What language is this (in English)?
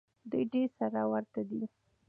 Pashto